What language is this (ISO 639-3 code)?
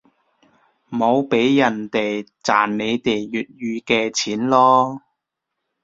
yue